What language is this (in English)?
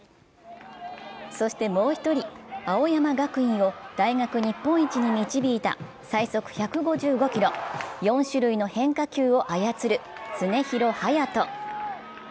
Japanese